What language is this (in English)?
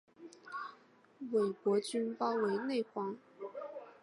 Chinese